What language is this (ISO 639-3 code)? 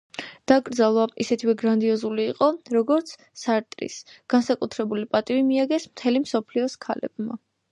kat